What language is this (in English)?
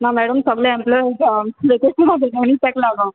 Konkani